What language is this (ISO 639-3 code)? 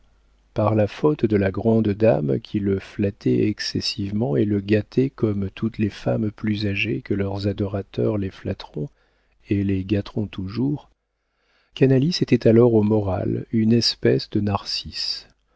fra